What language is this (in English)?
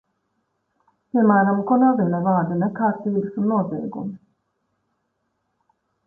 Latvian